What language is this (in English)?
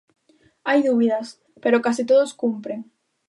Galician